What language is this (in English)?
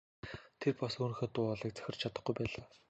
Mongolian